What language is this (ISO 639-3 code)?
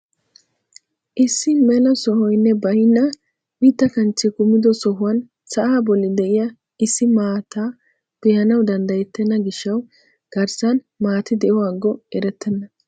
wal